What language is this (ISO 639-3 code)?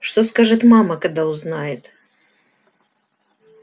rus